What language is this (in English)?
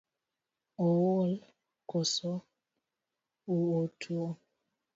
Luo (Kenya and Tanzania)